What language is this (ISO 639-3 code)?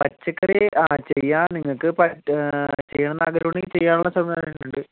mal